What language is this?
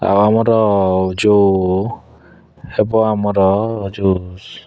Odia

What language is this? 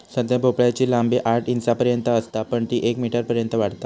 Marathi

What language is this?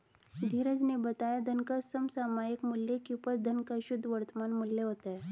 Hindi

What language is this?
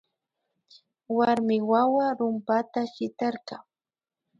Imbabura Highland Quichua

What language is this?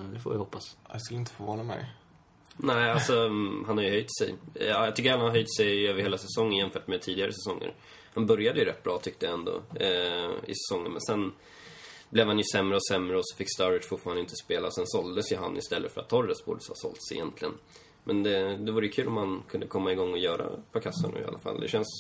Swedish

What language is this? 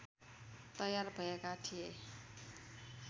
Nepali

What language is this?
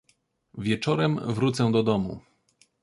Polish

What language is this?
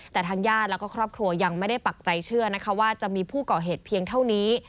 Thai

